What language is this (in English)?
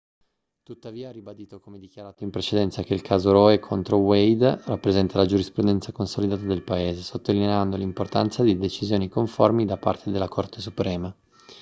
Italian